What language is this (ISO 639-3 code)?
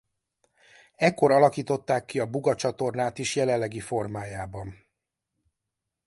hun